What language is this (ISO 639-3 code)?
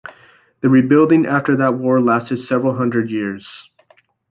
eng